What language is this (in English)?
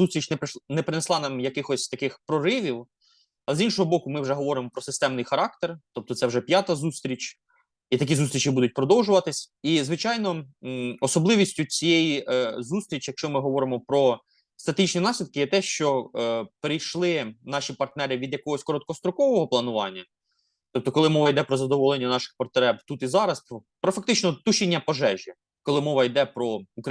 Ukrainian